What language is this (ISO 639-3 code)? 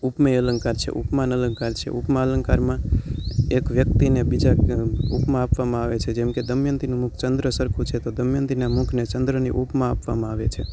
guj